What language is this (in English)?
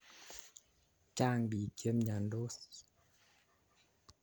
Kalenjin